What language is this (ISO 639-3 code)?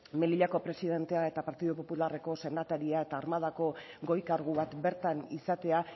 eus